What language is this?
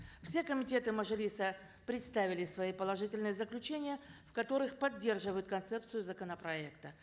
Kazakh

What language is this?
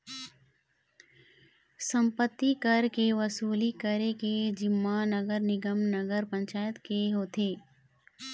Chhattisgarhi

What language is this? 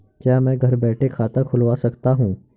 Hindi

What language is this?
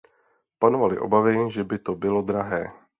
Czech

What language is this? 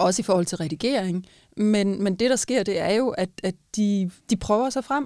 Danish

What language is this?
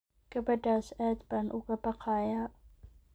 Somali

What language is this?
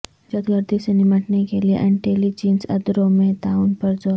Urdu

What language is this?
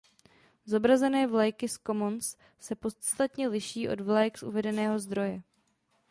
Czech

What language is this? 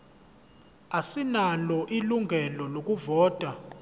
Zulu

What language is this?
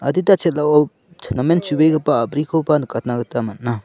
Garo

